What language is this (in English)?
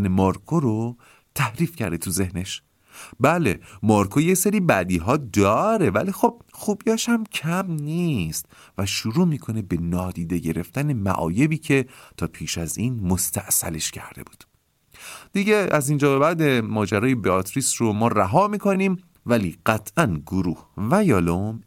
Persian